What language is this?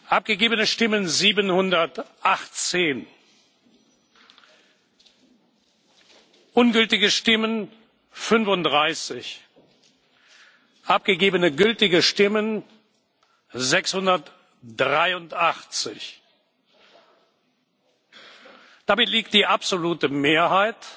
German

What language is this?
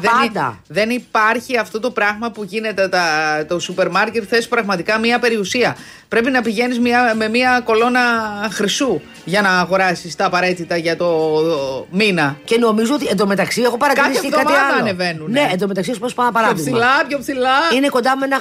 Greek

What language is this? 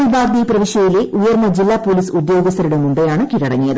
Malayalam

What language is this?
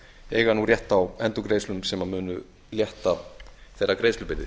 Icelandic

